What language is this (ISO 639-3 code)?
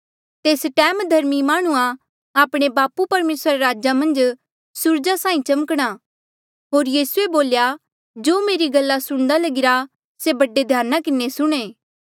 mjl